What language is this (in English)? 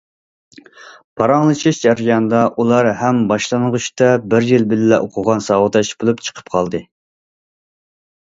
Uyghur